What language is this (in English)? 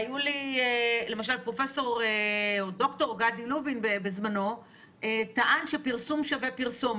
Hebrew